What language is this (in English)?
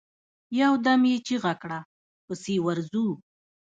Pashto